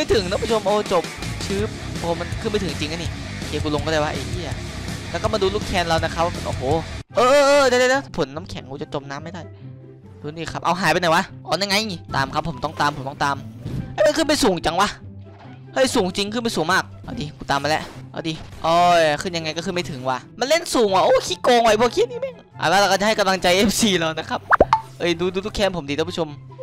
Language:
Thai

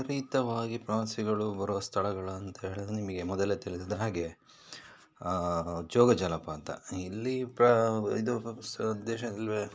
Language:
Kannada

